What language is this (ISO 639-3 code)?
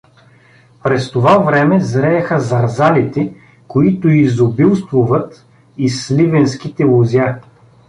bul